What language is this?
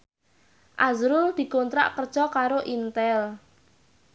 Javanese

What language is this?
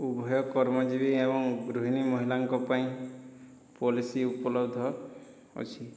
Odia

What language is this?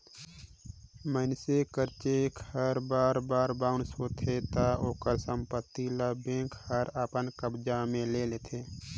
Chhattisgarhi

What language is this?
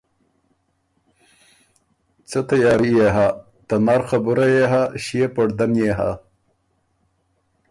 Ormuri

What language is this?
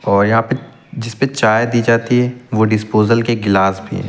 Hindi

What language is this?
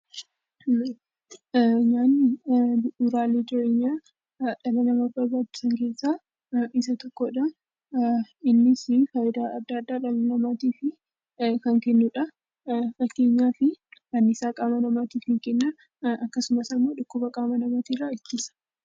Oromo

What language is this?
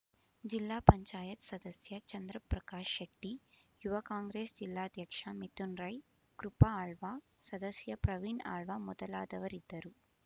Kannada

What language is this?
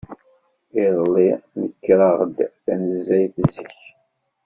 Kabyle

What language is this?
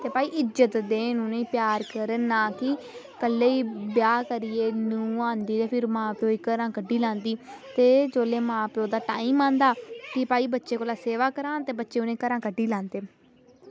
Dogri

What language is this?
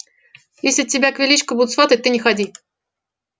Russian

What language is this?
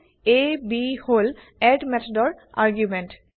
Assamese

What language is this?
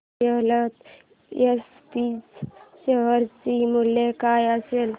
Marathi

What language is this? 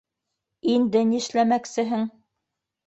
Bashkir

